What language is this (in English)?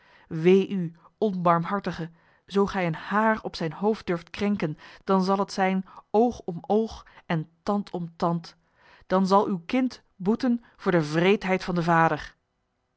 Dutch